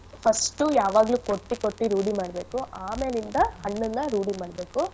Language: Kannada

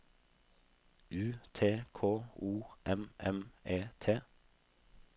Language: Norwegian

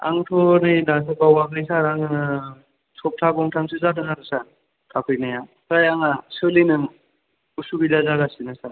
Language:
Bodo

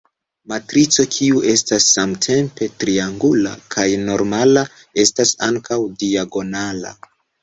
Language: Esperanto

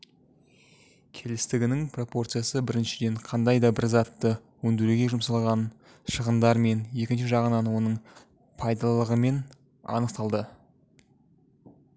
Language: Kazakh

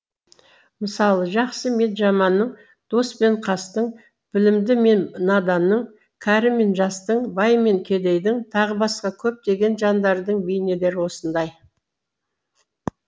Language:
Kazakh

